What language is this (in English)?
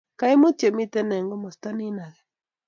Kalenjin